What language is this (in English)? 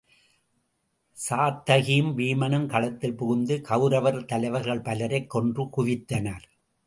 Tamil